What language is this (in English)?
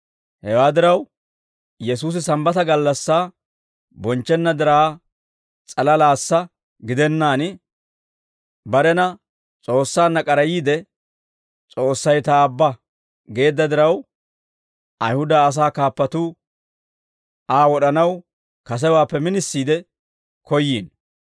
Dawro